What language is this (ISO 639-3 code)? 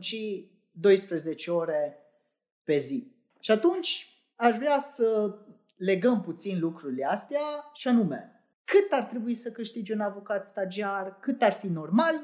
ron